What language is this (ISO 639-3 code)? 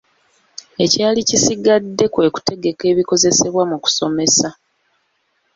lug